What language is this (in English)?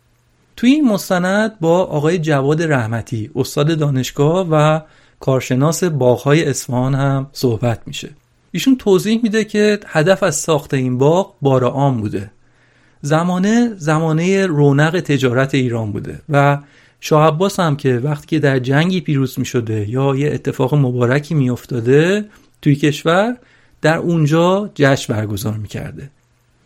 Persian